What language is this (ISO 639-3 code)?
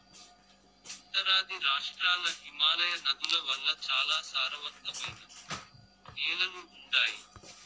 tel